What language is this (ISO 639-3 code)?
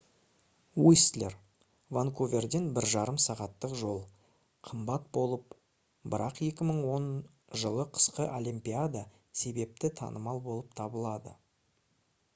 kaz